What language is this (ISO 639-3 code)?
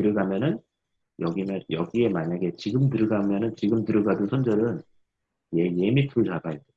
kor